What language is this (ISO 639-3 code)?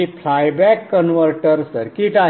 mar